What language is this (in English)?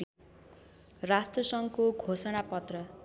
Nepali